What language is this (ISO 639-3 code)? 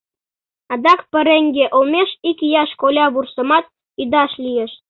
chm